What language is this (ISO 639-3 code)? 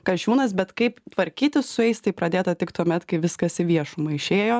lit